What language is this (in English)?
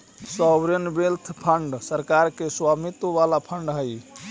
Magahi